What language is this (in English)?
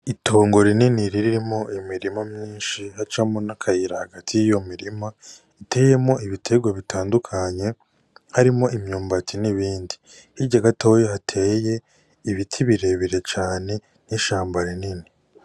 Rundi